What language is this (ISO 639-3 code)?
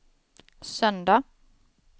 swe